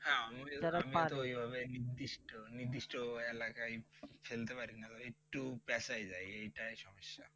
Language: Bangla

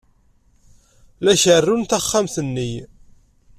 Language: Kabyle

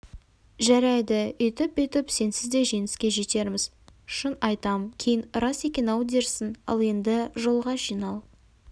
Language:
Kazakh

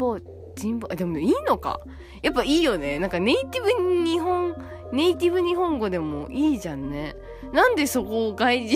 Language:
Japanese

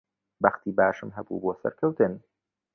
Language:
Central Kurdish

